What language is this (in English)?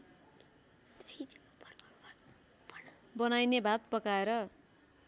Nepali